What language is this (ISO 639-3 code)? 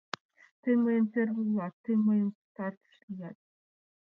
chm